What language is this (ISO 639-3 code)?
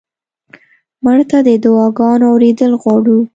pus